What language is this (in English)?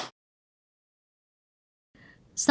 Vietnamese